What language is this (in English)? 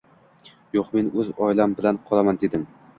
Uzbek